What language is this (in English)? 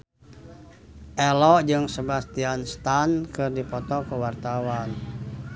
Sundanese